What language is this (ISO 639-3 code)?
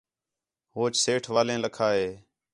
xhe